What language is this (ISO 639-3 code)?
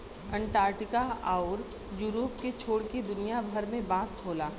bho